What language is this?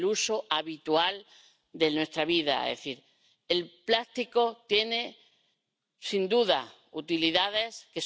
Spanish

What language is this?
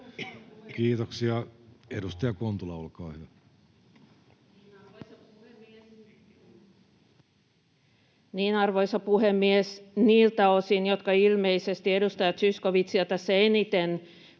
Finnish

